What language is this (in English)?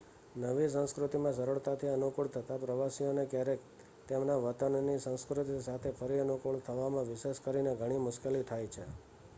Gujarati